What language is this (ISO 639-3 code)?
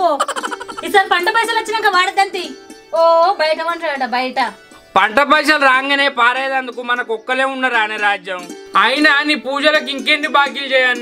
hin